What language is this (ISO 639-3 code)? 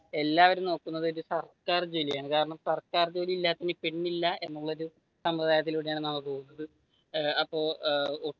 mal